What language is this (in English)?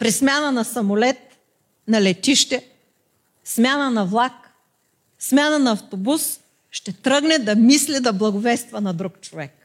Bulgarian